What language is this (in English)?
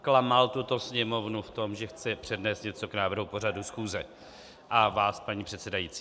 Czech